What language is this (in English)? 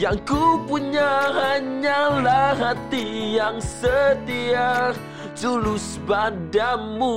Malay